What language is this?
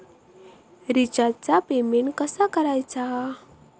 Marathi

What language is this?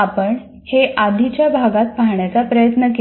Marathi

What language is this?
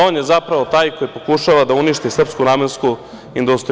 Serbian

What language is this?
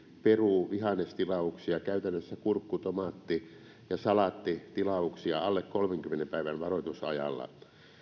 Finnish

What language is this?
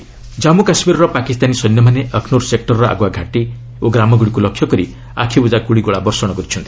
Odia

